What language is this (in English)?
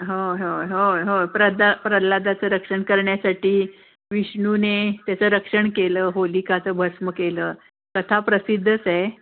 Marathi